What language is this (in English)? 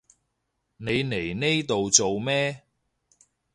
Cantonese